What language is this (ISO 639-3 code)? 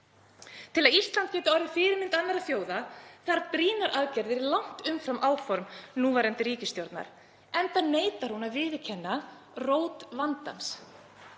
isl